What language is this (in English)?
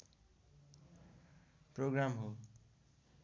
Nepali